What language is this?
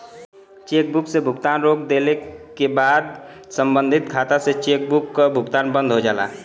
Bhojpuri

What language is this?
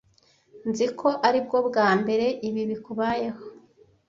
Kinyarwanda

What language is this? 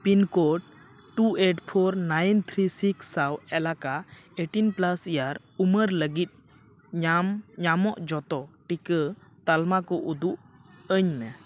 Santali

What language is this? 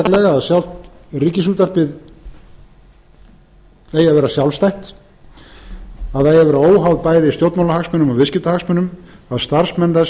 Icelandic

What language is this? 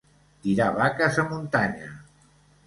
Catalan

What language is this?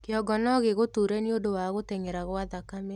Kikuyu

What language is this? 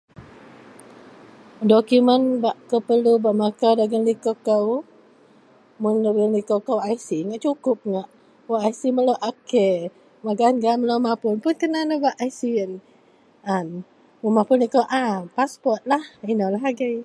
Central Melanau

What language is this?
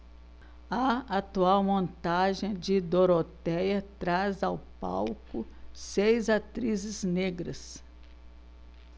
Portuguese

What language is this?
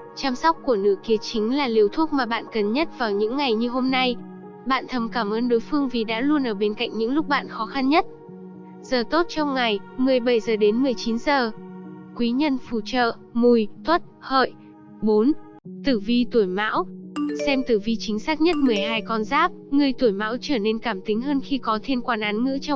Vietnamese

